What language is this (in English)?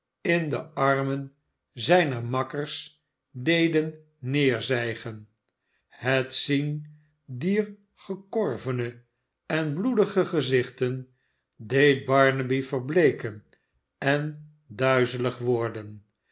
Dutch